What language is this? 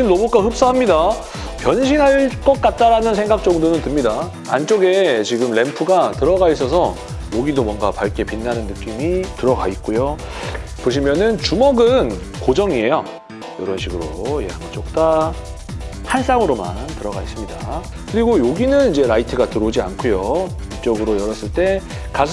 Korean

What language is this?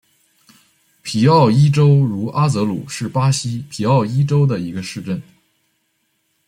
Chinese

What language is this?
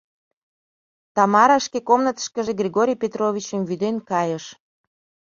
Mari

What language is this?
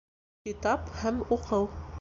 Bashkir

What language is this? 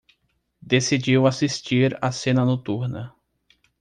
Portuguese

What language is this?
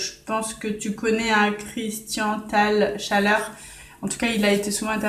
French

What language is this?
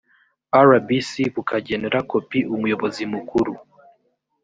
Kinyarwanda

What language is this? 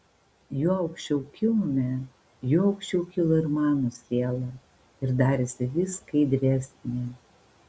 Lithuanian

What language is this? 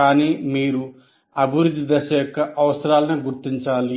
Telugu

